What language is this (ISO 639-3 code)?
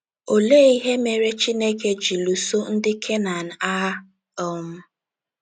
ibo